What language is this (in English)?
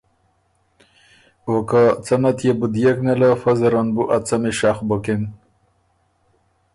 Ormuri